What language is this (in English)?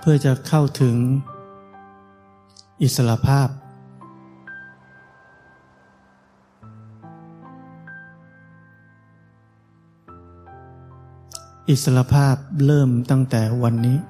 Thai